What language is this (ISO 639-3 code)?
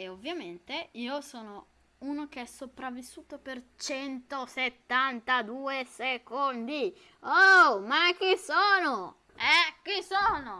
ita